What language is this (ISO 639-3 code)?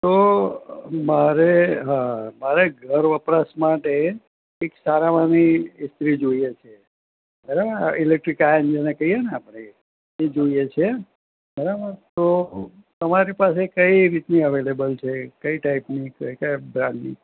guj